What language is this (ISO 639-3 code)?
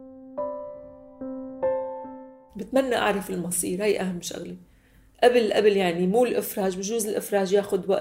ara